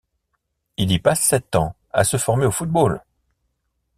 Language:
French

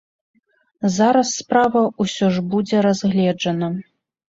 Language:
Belarusian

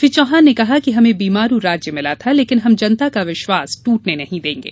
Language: Hindi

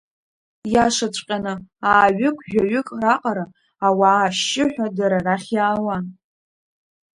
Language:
Abkhazian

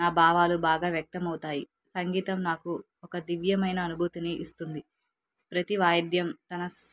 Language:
Telugu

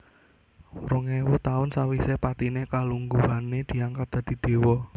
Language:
Javanese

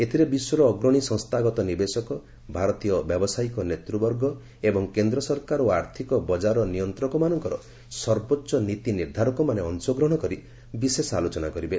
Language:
Odia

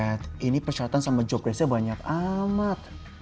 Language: Indonesian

